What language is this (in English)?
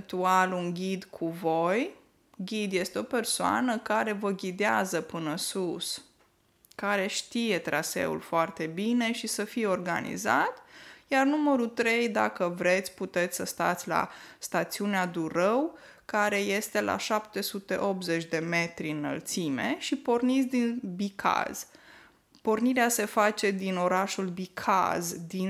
Romanian